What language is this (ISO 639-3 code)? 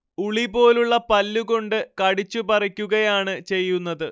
mal